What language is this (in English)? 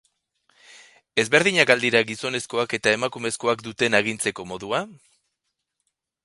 Basque